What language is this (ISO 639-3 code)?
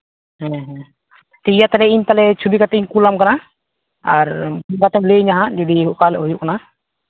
sat